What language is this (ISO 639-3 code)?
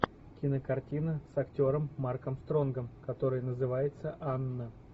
rus